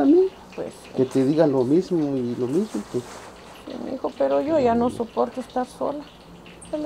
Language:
Spanish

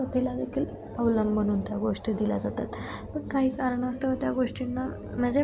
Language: Marathi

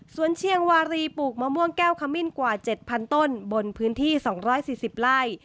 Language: Thai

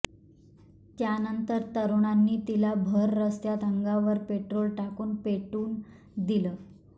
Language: Marathi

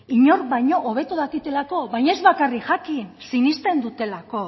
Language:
Basque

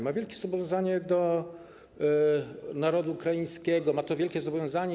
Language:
Polish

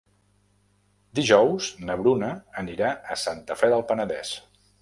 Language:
Catalan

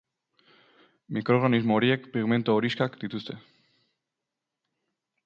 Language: Basque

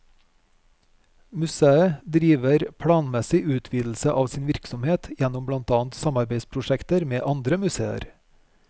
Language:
Norwegian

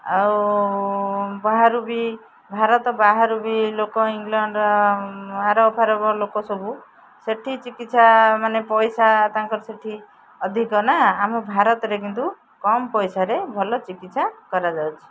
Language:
Odia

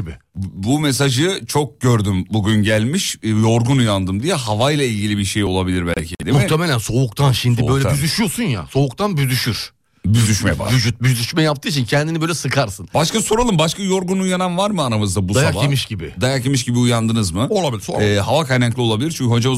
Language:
Turkish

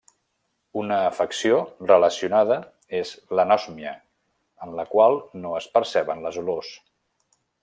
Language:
Catalan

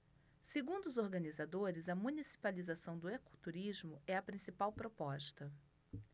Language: Portuguese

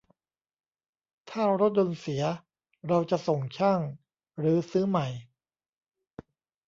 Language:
Thai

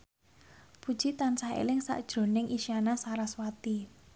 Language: Javanese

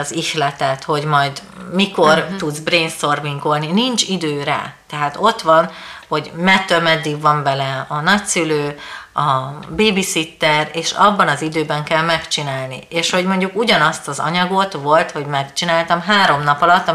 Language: Hungarian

